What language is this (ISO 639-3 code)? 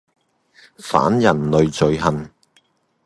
yue